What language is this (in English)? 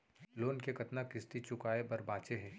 Chhattisgarhi